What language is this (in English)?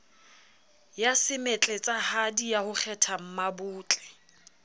Southern Sotho